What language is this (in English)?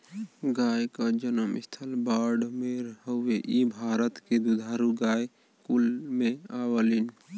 Bhojpuri